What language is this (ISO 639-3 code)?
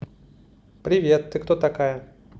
rus